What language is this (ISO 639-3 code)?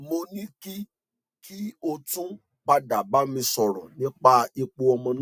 yor